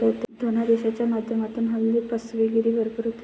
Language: Marathi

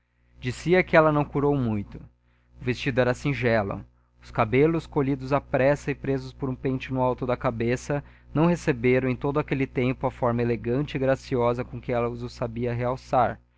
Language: Portuguese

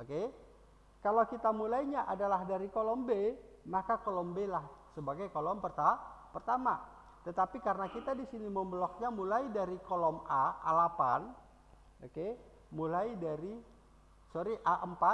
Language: Indonesian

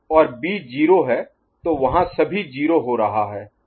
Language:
Hindi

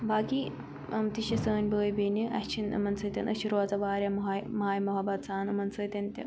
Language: Kashmiri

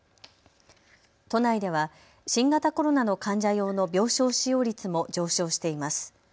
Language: Japanese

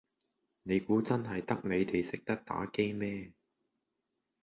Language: Cantonese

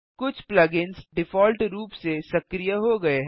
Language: Hindi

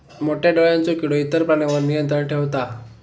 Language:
Marathi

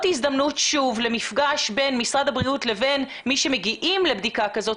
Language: Hebrew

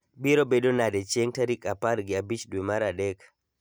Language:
Luo (Kenya and Tanzania)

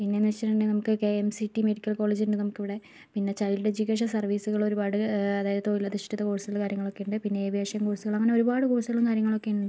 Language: Malayalam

